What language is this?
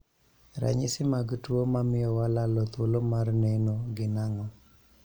Luo (Kenya and Tanzania)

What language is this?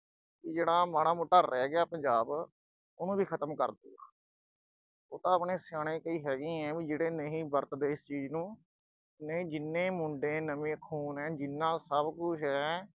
Punjabi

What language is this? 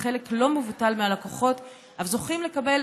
Hebrew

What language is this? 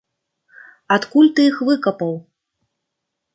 Belarusian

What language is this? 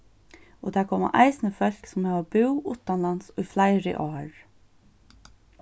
Faroese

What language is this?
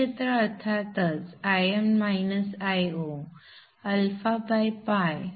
Marathi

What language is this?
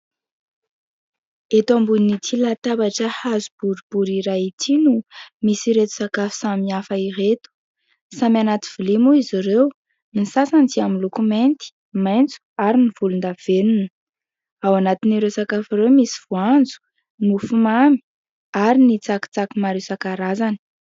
Malagasy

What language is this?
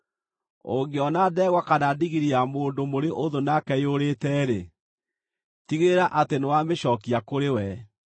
Kikuyu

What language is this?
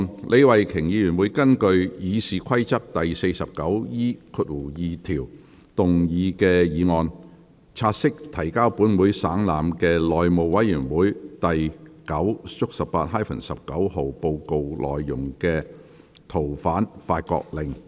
Cantonese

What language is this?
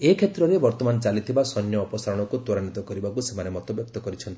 Odia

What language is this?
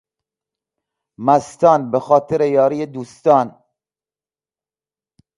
Persian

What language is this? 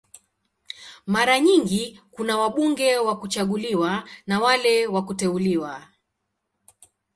Swahili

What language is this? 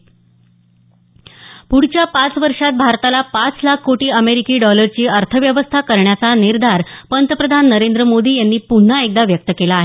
Marathi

